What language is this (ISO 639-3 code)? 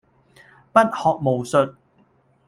yue